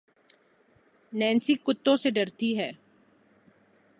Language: Urdu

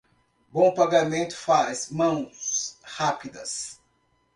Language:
Portuguese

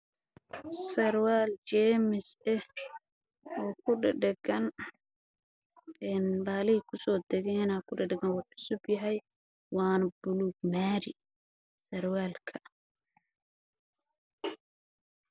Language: Somali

